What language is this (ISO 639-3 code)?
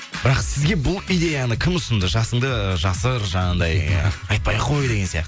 kaz